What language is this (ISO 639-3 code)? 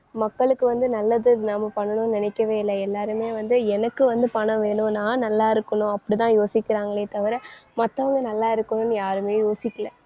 tam